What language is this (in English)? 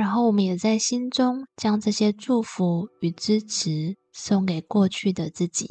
Chinese